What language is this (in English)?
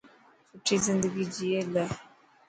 Dhatki